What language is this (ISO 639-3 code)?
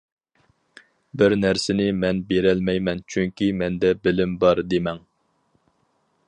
uig